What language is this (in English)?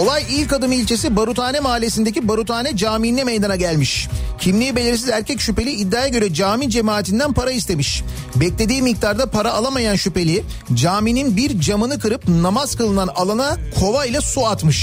Turkish